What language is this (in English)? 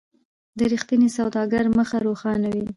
Pashto